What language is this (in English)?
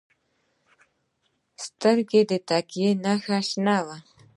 Pashto